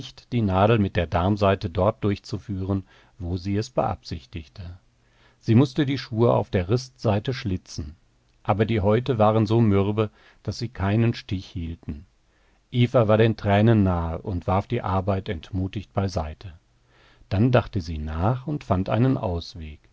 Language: German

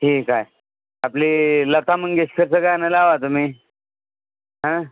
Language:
Marathi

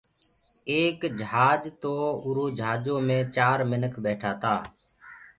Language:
Gurgula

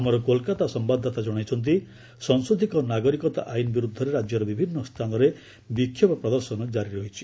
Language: Odia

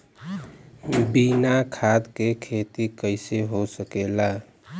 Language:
Bhojpuri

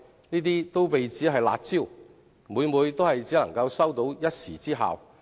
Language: Cantonese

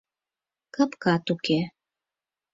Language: Mari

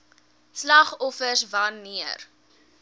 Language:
Afrikaans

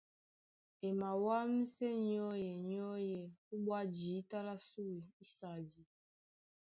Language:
Duala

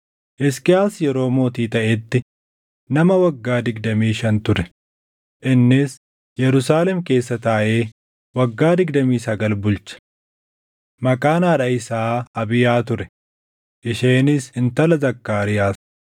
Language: Oromo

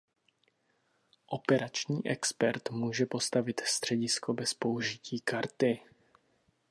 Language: Czech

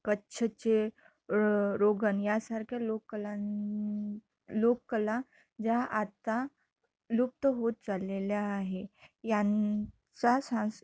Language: Marathi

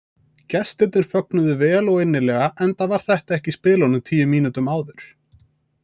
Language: Icelandic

